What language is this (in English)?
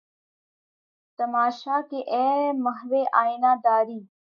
Urdu